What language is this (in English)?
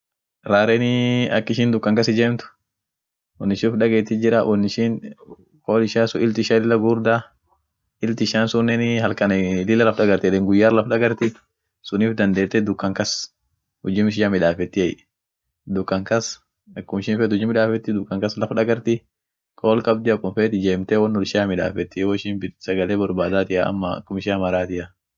Orma